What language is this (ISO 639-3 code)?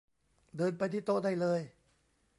tha